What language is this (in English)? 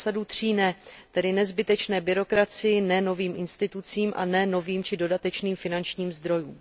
Czech